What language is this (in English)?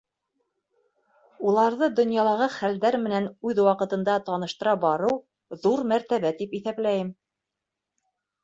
Bashkir